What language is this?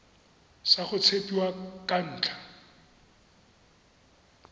Tswana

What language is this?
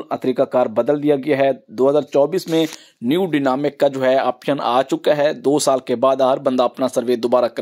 Hindi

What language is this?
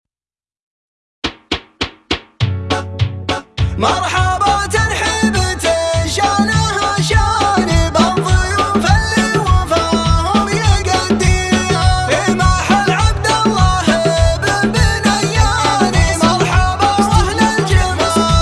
Arabic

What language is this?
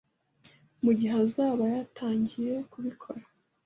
Kinyarwanda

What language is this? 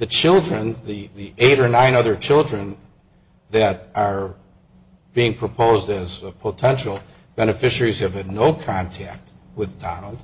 English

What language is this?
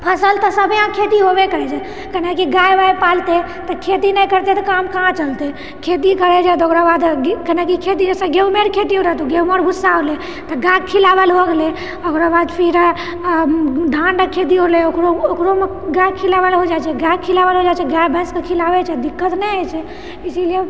Maithili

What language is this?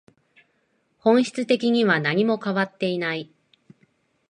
Japanese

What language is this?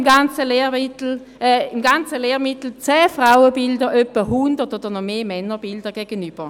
Swiss German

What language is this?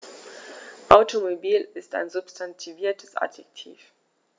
German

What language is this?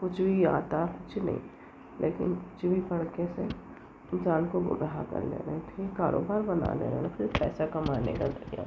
Urdu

